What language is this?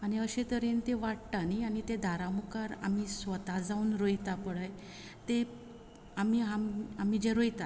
Konkani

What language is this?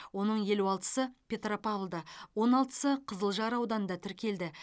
Kazakh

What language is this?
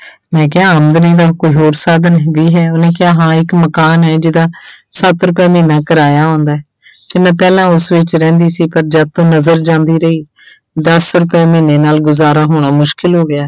Punjabi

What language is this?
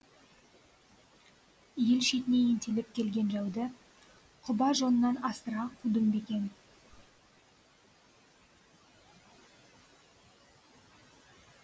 Kazakh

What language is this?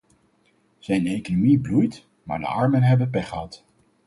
Dutch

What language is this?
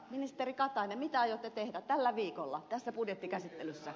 Finnish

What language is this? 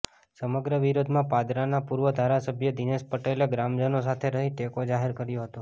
Gujarati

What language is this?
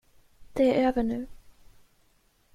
Swedish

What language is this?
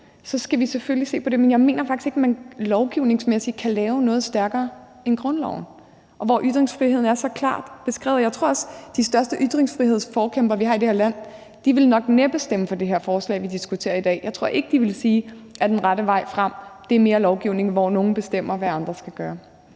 Danish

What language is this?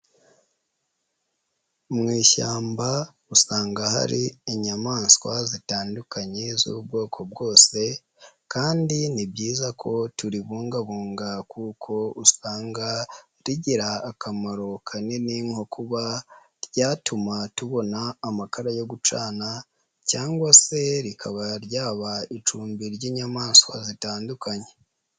Kinyarwanda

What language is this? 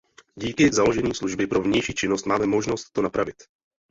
Czech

